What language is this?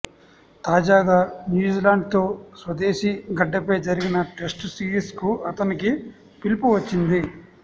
Telugu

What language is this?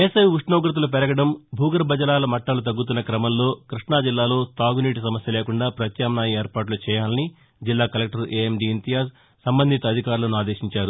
Telugu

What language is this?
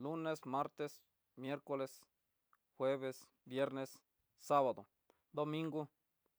Tidaá Mixtec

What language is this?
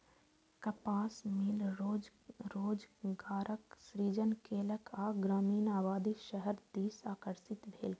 Maithili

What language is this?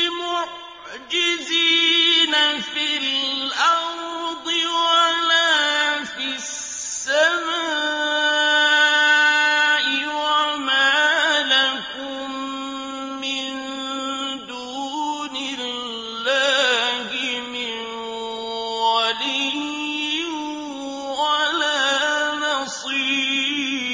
Arabic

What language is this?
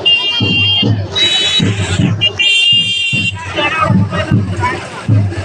Arabic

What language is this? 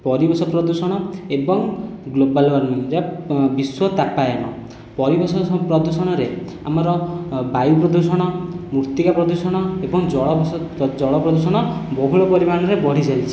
Odia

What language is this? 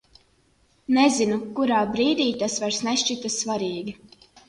Latvian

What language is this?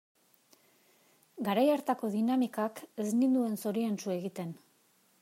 Basque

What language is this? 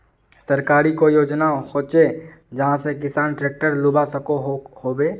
Magahi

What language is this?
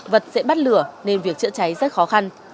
Vietnamese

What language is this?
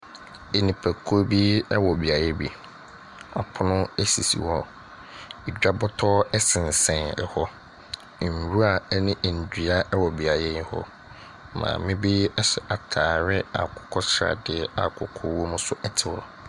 Akan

